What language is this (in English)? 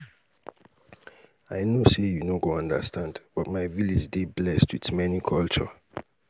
Nigerian Pidgin